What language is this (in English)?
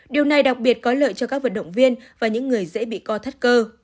Vietnamese